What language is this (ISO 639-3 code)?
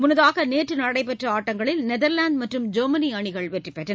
tam